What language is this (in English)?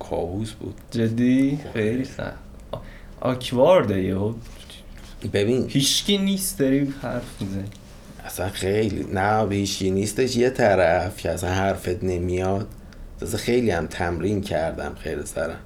Persian